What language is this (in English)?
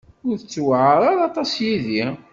Kabyle